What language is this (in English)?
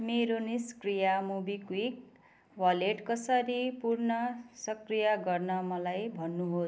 Nepali